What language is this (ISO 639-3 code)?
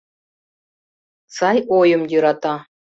chm